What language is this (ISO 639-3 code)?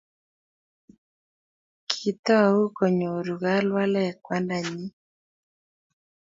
kln